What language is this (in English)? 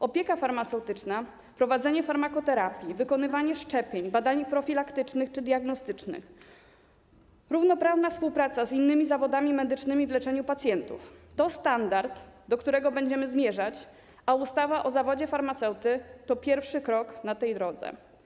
Polish